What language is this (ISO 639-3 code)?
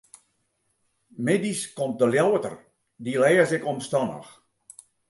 fry